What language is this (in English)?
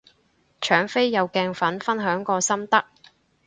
Cantonese